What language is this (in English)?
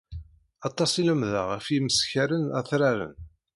Kabyle